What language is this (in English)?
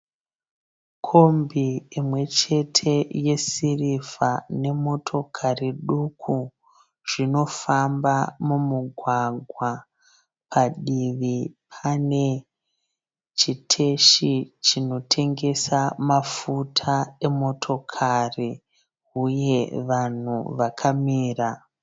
Shona